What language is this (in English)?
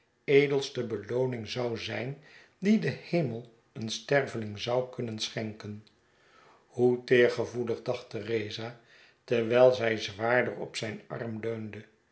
Dutch